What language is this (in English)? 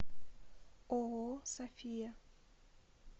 Russian